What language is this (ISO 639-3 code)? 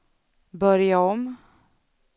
swe